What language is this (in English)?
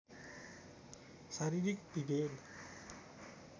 Nepali